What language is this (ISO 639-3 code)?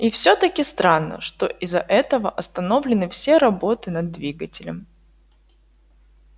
rus